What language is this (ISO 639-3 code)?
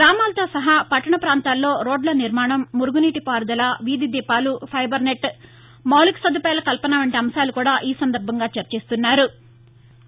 tel